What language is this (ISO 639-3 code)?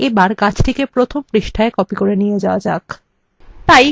ben